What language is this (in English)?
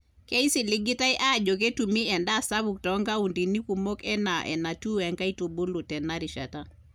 Masai